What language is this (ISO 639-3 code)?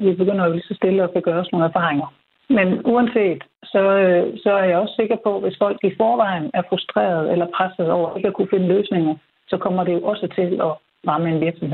dan